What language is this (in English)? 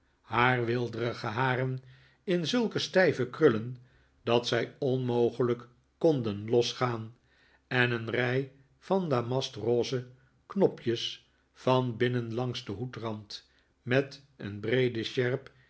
Dutch